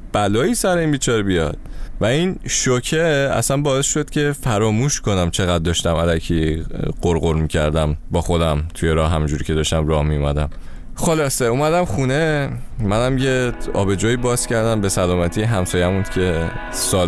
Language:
Persian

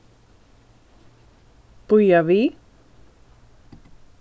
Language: Faroese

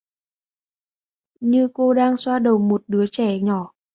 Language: Vietnamese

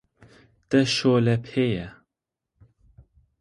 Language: Kurdish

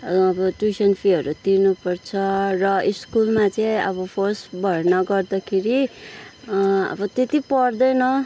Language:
Nepali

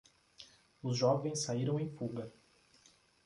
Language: Portuguese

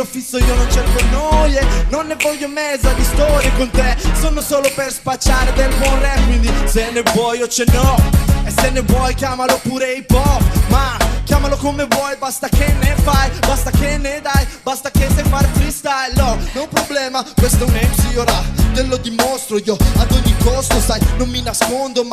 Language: Italian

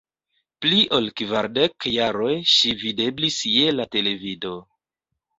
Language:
Esperanto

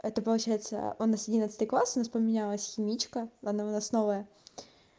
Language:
Russian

